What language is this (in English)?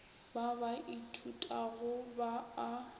Northern Sotho